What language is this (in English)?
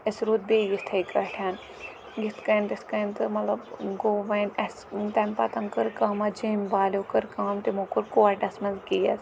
Kashmiri